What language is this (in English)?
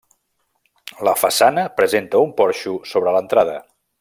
Catalan